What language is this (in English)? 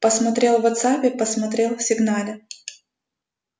Russian